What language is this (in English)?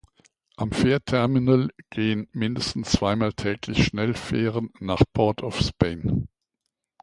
German